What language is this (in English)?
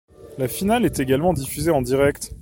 French